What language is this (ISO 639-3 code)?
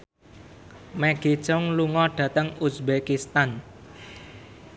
jav